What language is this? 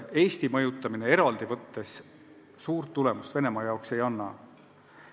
Estonian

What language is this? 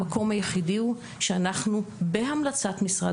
Hebrew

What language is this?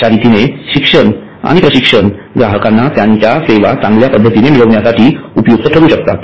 Marathi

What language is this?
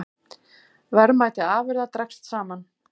Icelandic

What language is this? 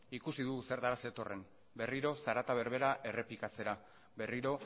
Basque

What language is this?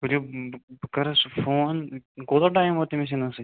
Kashmiri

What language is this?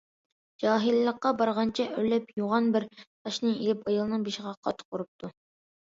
Uyghur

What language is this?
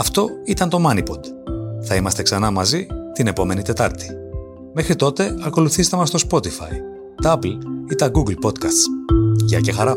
Greek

